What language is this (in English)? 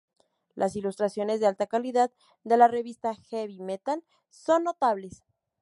Spanish